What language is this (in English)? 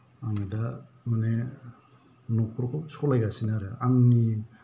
Bodo